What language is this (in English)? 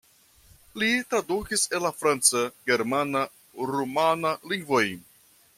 Esperanto